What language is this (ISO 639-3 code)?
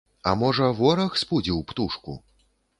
bel